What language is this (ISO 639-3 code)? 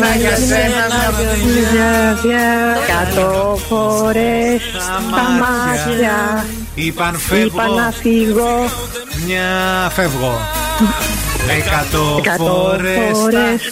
ell